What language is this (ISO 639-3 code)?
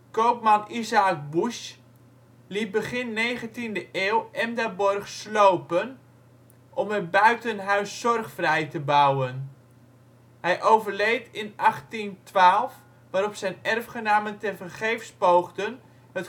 nld